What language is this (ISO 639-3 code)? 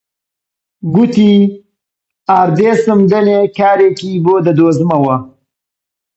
ckb